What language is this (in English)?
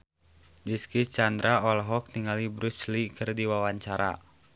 Sundanese